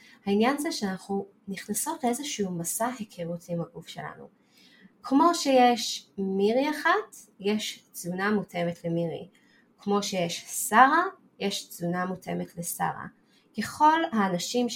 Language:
Hebrew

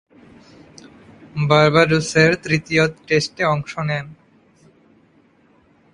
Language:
Bangla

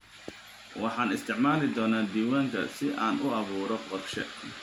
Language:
Somali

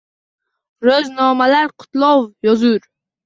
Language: Uzbek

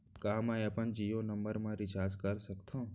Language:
Chhattisgarhi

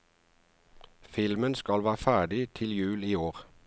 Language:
Norwegian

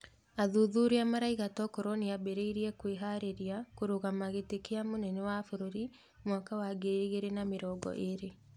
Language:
Kikuyu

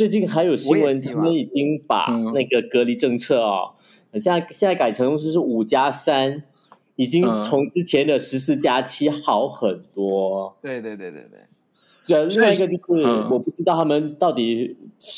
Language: Chinese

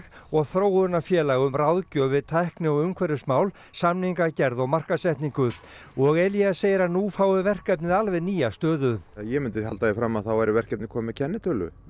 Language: Icelandic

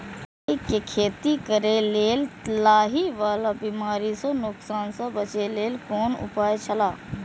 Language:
Maithili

